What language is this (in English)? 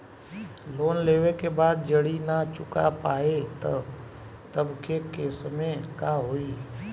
Bhojpuri